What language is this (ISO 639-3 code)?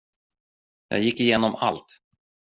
swe